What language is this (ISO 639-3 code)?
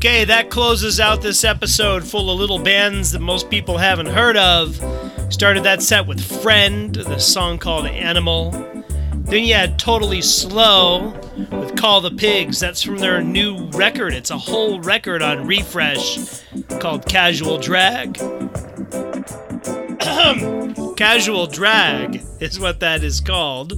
eng